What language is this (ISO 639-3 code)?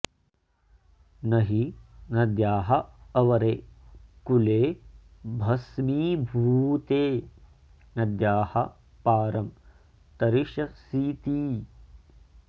san